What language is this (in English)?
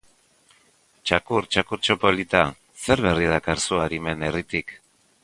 Basque